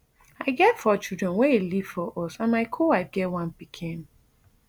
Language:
Nigerian Pidgin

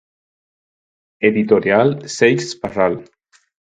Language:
Galician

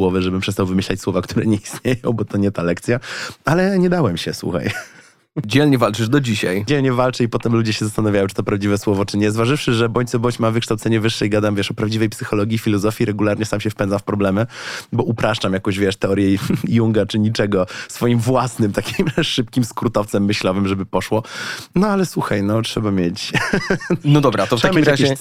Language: Polish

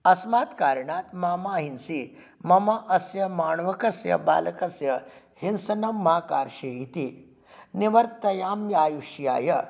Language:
Sanskrit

